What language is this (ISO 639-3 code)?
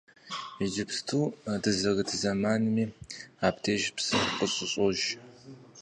kbd